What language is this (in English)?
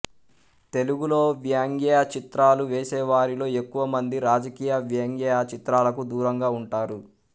Telugu